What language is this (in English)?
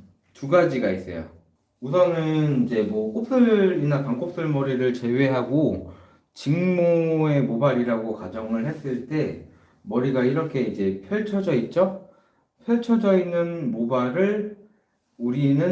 Korean